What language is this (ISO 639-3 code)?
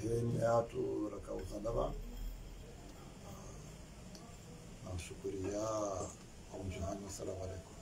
ara